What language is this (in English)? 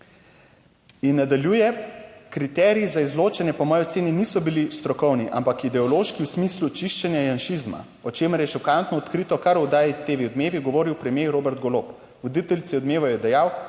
Slovenian